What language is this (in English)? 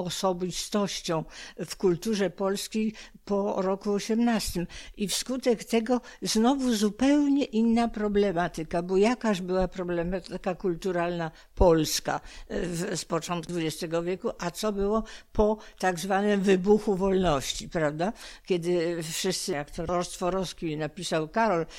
Polish